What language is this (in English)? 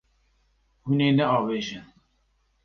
Kurdish